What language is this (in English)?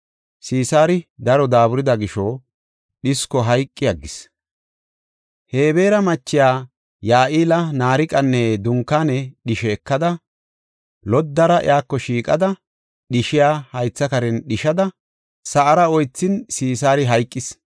Gofa